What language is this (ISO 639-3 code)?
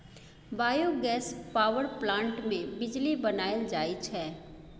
mai